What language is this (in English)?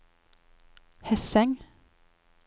Norwegian